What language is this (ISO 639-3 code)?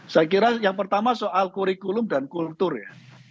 ind